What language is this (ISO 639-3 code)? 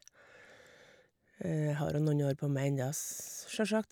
nor